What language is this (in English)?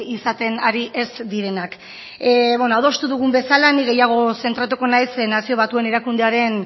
Basque